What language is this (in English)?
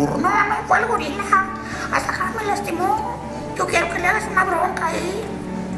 Spanish